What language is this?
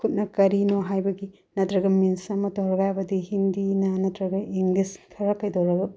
Manipuri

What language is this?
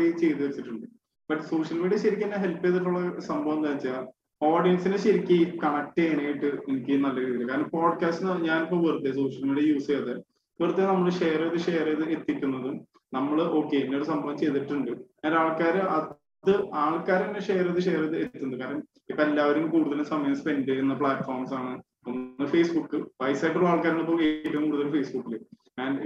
Malayalam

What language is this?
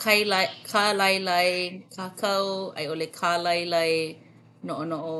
Hawaiian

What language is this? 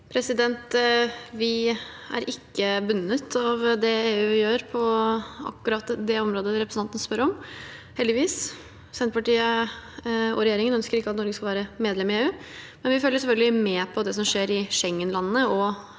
Norwegian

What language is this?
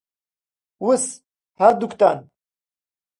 Central Kurdish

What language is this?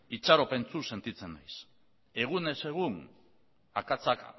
Basque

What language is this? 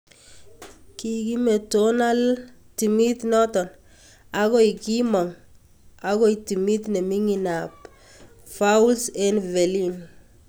Kalenjin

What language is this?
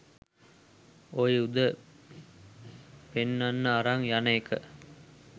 Sinhala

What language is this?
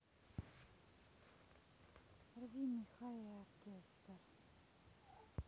Russian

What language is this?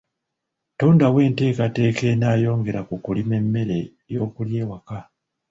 Ganda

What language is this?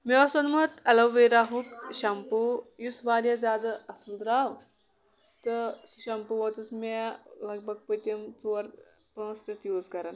Kashmiri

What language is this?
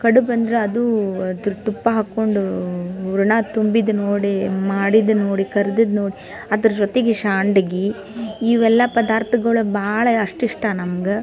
Kannada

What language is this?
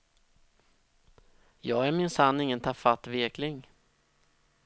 Swedish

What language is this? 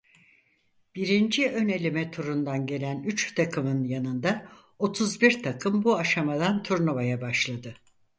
Turkish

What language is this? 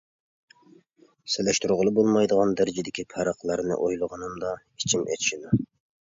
Uyghur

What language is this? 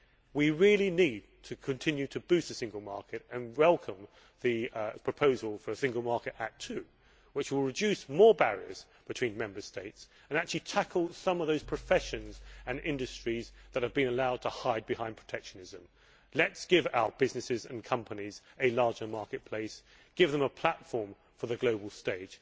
English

